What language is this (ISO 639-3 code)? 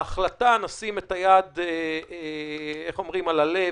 heb